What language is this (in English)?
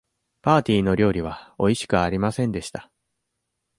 Japanese